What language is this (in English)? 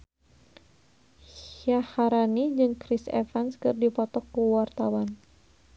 Sundanese